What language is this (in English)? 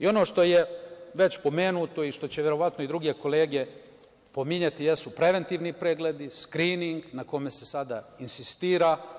Serbian